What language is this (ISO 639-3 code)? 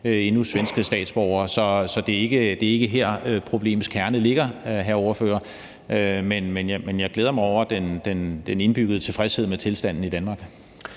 dan